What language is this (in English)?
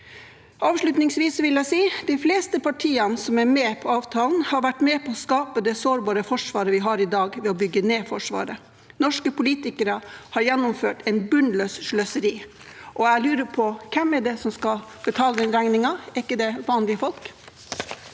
Norwegian